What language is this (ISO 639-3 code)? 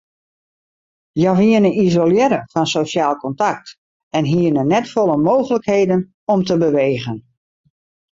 fry